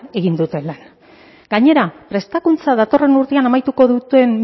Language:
Basque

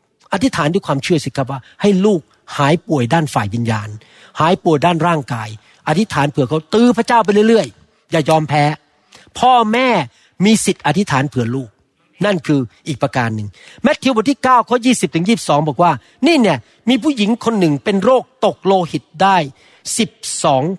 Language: Thai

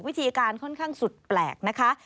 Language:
Thai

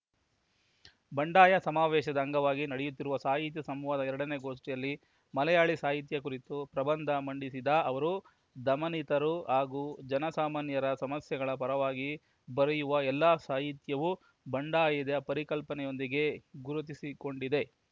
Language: Kannada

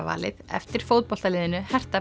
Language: Icelandic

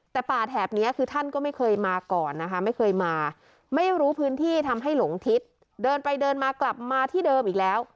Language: Thai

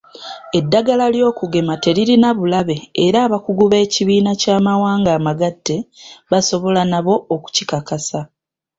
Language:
Ganda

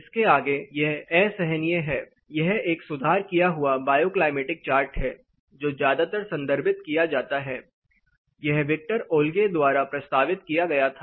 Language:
Hindi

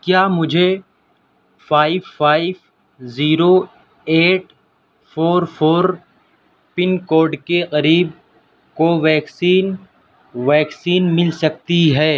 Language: Urdu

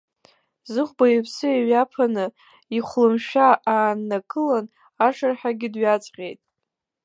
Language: Abkhazian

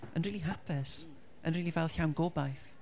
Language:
Welsh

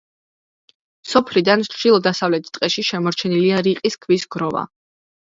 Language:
Georgian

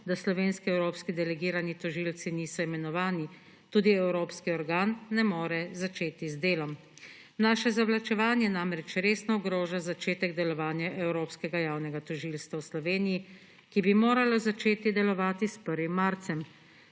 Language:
Slovenian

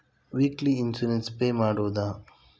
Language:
Kannada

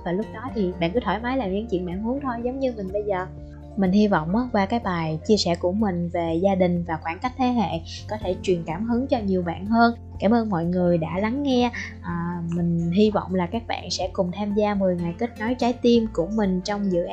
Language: Vietnamese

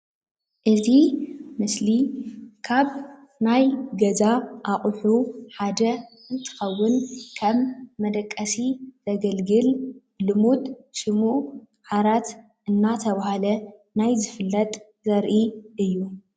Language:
Tigrinya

